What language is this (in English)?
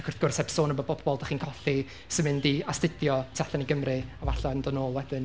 Welsh